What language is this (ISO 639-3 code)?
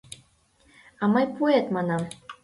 chm